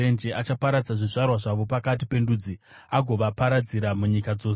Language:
Shona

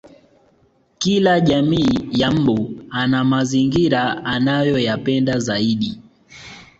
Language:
Swahili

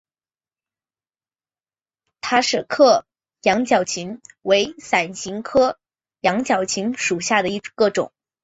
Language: Chinese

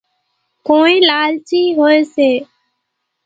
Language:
Kachi Koli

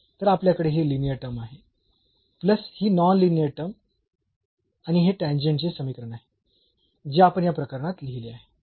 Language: Marathi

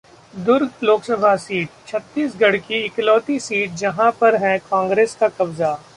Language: Hindi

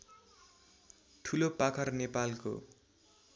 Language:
Nepali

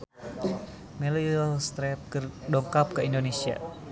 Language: Sundanese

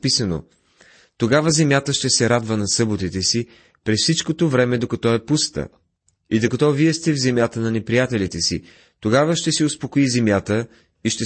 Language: Bulgarian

